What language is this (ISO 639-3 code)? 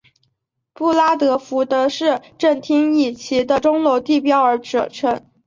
zho